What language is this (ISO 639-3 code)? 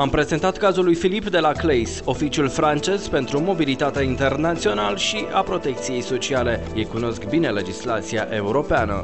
ron